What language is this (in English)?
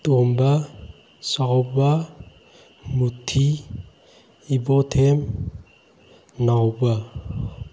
Manipuri